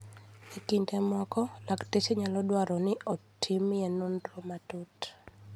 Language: Luo (Kenya and Tanzania)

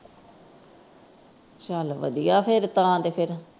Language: Punjabi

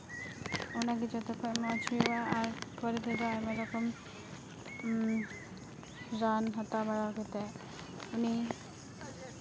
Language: Santali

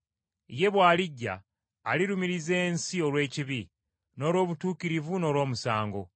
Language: Ganda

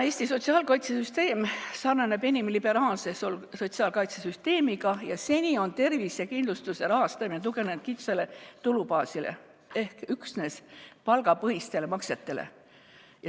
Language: Estonian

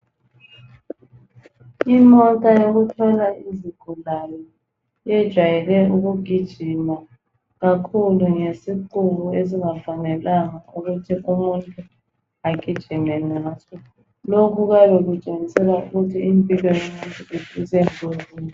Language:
North Ndebele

